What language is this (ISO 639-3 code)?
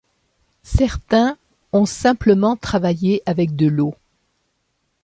fra